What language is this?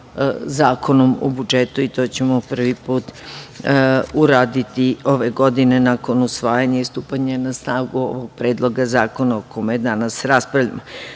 Serbian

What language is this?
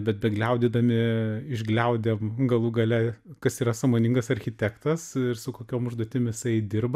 Lithuanian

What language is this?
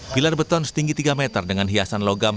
Indonesian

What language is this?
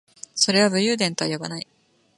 Japanese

